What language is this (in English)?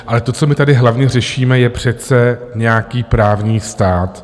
Czech